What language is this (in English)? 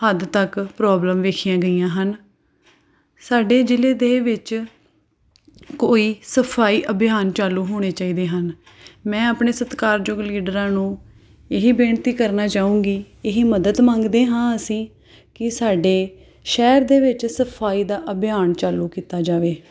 Punjabi